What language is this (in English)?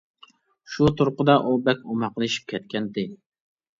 Uyghur